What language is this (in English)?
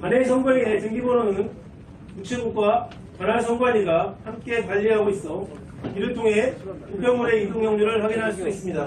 Korean